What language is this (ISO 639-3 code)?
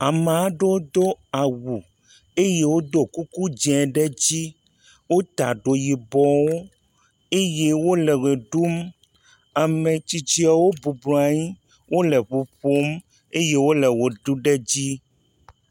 ewe